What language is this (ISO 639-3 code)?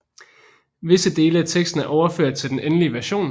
dan